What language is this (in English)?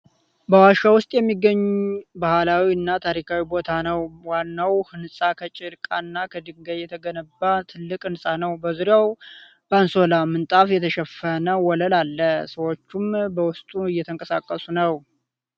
Amharic